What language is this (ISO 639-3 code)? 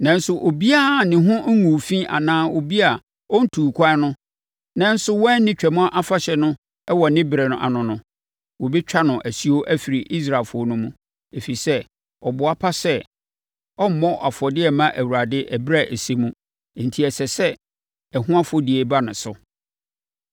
aka